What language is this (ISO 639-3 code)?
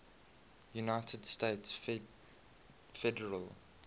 eng